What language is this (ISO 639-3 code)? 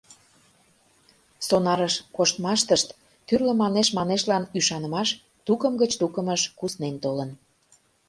chm